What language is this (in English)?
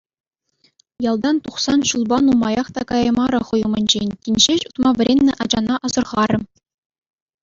Chuvash